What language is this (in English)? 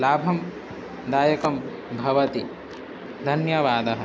Sanskrit